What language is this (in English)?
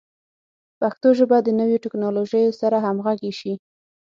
Pashto